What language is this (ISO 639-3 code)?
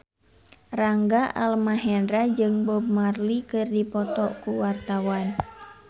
sun